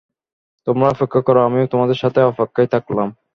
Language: Bangla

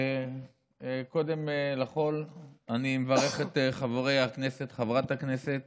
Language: Hebrew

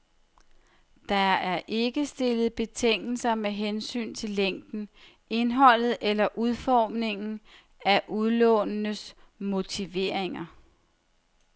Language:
Danish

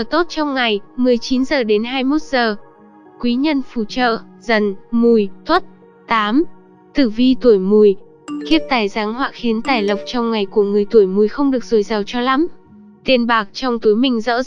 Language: Vietnamese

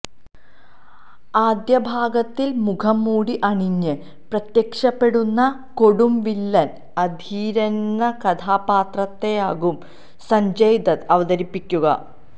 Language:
Malayalam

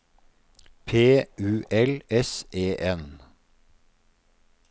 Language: Norwegian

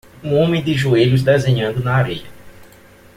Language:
Portuguese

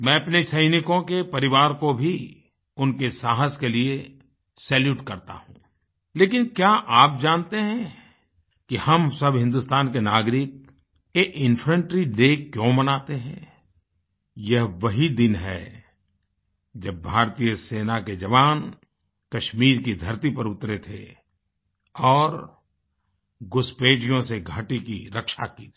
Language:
Hindi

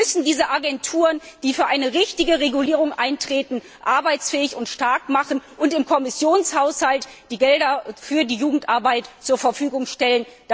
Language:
German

